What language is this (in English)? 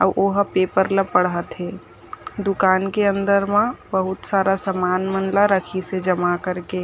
Chhattisgarhi